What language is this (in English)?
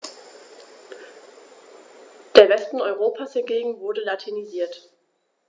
German